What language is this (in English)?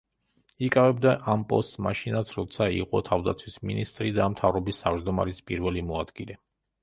Georgian